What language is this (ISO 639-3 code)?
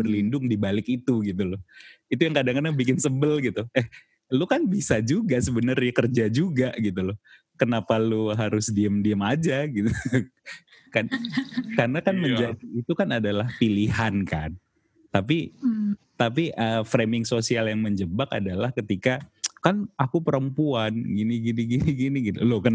ind